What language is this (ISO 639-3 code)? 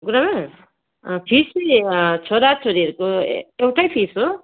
nep